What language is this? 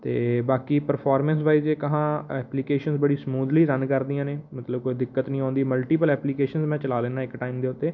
Punjabi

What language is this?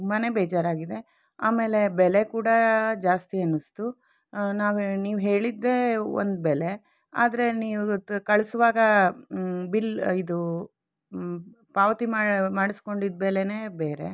Kannada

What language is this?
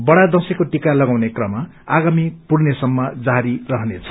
Nepali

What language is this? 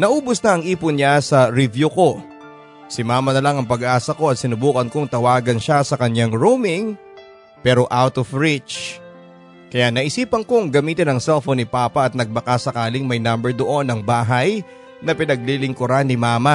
Filipino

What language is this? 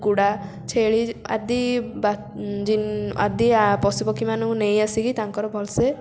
Odia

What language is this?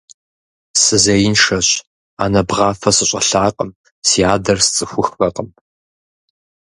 Kabardian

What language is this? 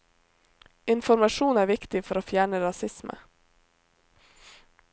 Norwegian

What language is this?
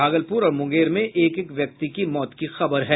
Hindi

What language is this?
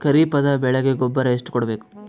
Kannada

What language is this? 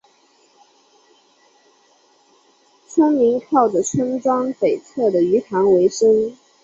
Chinese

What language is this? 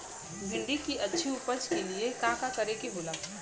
Bhojpuri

